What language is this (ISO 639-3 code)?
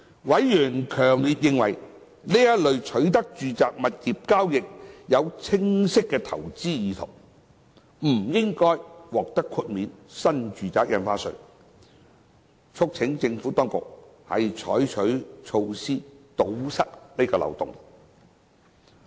yue